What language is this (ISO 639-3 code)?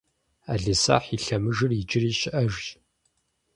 kbd